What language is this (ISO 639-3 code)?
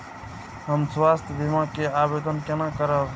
mai